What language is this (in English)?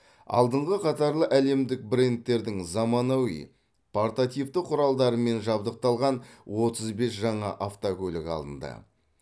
Kazakh